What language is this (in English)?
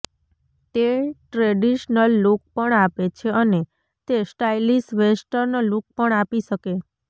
Gujarati